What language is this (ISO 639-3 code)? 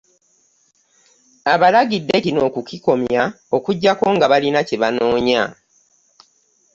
lug